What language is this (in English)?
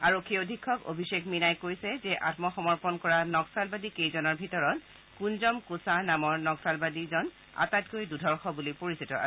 Assamese